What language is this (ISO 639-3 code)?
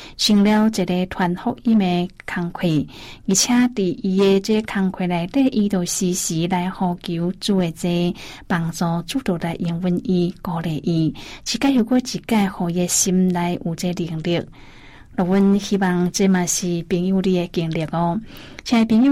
zho